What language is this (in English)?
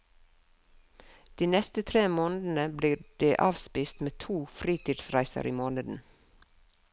Norwegian